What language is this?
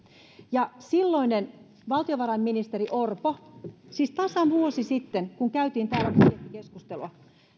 Finnish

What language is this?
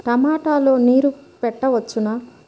Telugu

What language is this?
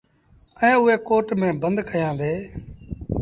Sindhi Bhil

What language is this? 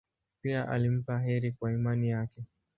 Swahili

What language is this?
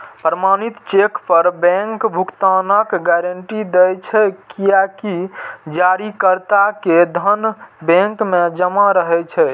Maithili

